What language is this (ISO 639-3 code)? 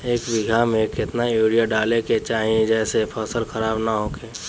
bho